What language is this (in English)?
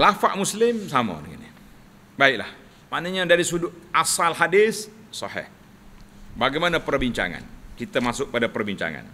Malay